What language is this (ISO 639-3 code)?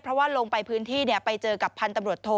tha